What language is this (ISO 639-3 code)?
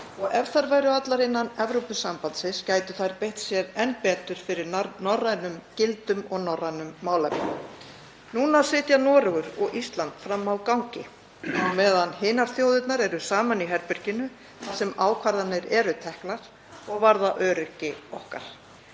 isl